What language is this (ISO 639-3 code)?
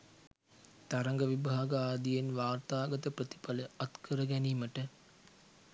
sin